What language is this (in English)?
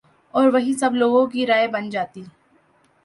Urdu